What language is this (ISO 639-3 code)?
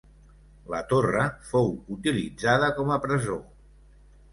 cat